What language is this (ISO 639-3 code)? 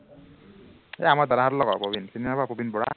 asm